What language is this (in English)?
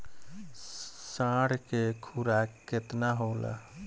Bhojpuri